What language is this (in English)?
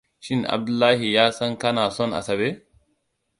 Hausa